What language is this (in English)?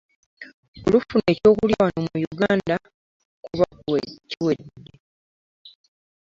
Ganda